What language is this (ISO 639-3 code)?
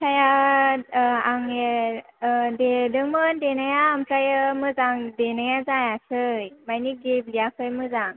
brx